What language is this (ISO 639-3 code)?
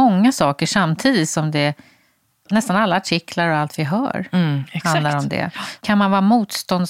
swe